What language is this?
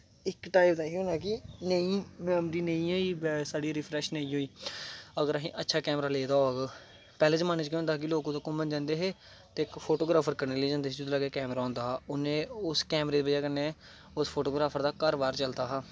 Dogri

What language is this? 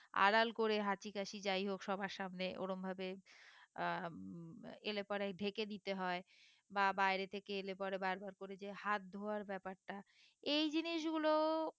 Bangla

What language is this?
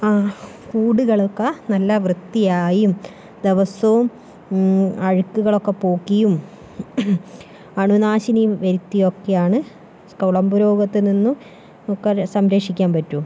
Malayalam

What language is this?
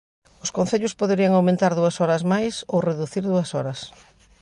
Galician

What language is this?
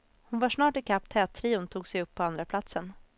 Swedish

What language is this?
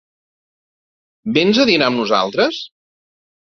Catalan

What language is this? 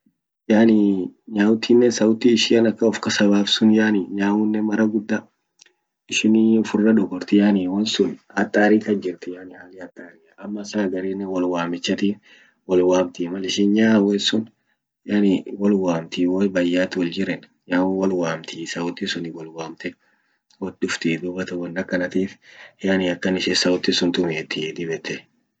Orma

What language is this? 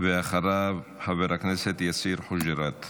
Hebrew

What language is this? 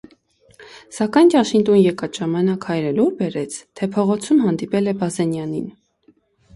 Armenian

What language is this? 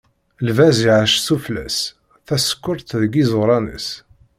Kabyle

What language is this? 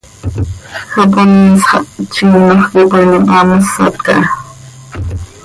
Seri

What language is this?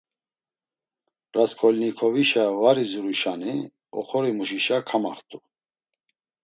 Laz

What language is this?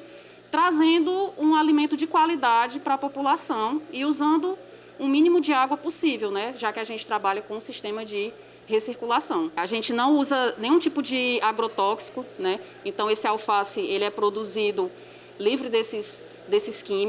Portuguese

